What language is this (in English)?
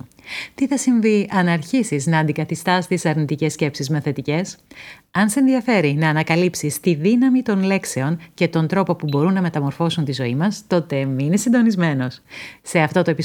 Greek